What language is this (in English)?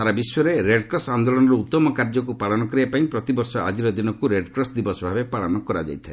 Odia